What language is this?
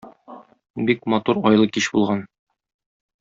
Tatar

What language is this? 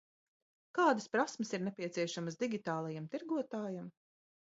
Latvian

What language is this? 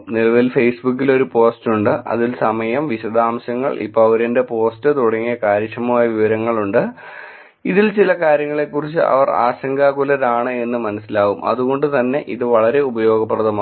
Malayalam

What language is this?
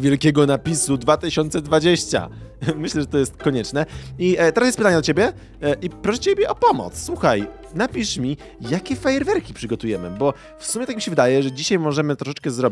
Polish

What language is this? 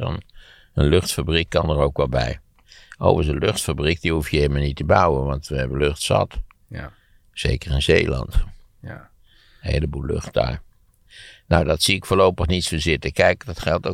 Dutch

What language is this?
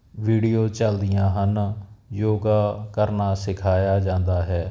Punjabi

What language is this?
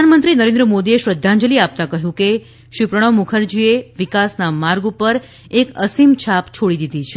Gujarati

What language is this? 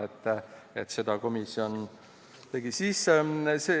Estonian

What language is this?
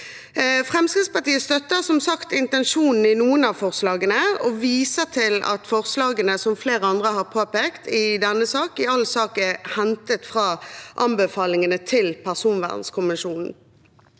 Norwegian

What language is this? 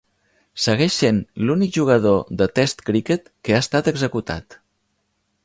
Catalan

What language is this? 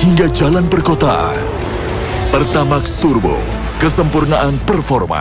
Indonesian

